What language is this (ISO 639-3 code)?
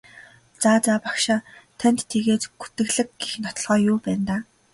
mon